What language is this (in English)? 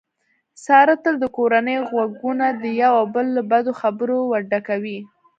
Pashto